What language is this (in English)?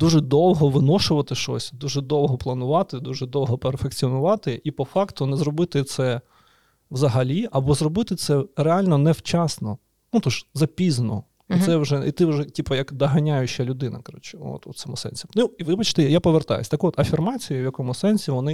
Ukrainian